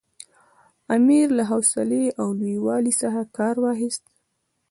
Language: Pashto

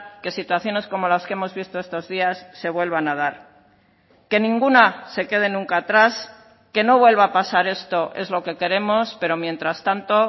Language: Spanish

